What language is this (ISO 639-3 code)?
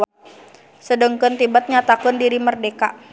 sun